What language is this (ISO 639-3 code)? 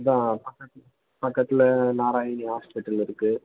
tam